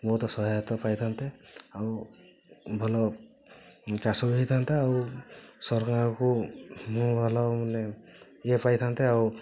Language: Odia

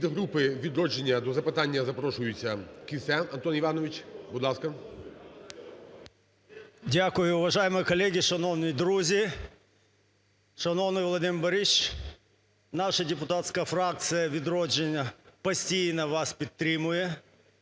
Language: Ukrainian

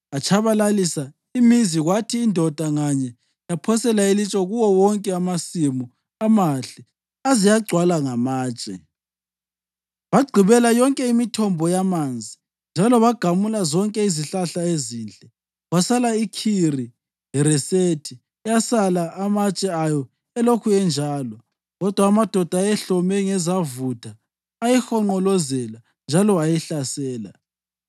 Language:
North Ndebele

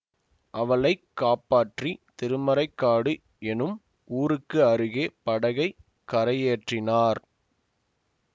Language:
Tamil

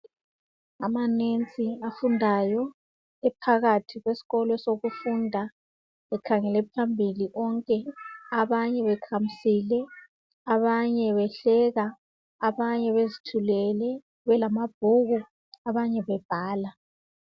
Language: North Ndebele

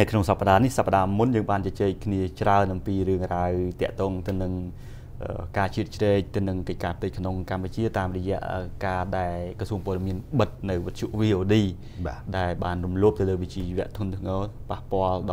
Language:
Thai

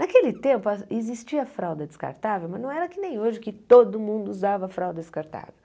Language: Portuguese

